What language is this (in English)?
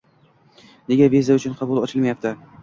Uzbek